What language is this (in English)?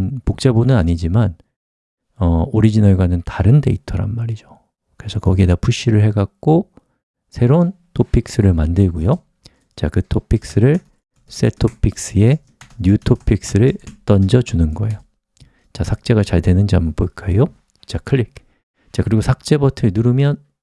Korean